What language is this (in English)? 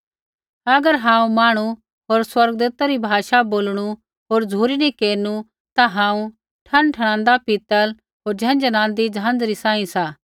Kullu Pahari